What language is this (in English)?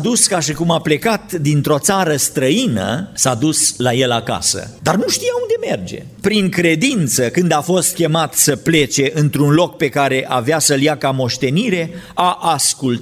Romanian